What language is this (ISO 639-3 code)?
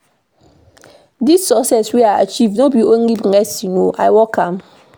pcm